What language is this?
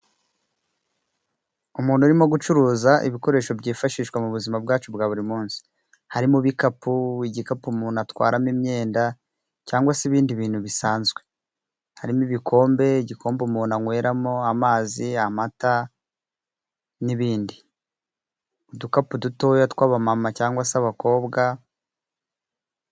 Kinyarwanda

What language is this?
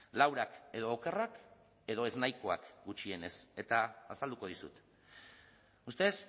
Basque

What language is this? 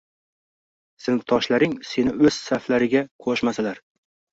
Uzbek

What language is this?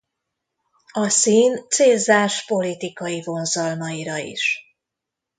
Hungarian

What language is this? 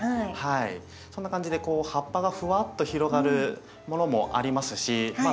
Japanese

